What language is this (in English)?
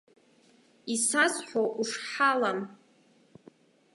Abkhazian